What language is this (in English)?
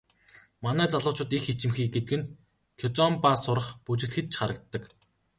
Mongolian